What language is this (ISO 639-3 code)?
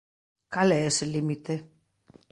glg